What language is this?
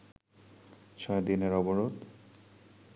Bangla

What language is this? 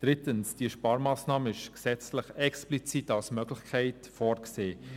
Swiss German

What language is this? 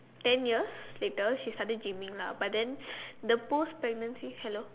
English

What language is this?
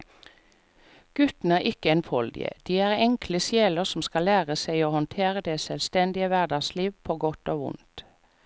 Norwegian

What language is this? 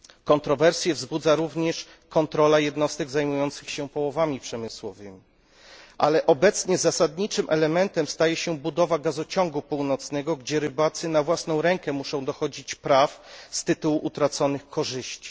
Polish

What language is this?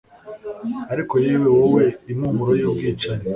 Kinyarwanda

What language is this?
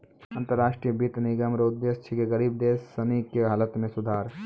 Maithili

